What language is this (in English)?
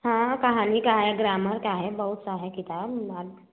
Hindi